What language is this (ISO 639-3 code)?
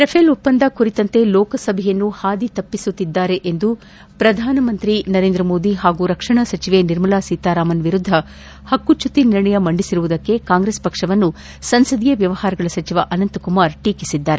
kan